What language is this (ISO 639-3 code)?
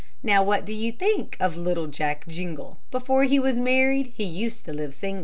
eng